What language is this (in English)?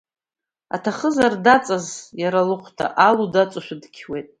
Abkhazian